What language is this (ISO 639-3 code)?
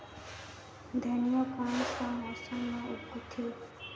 hne